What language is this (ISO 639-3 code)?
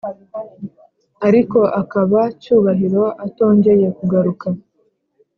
kin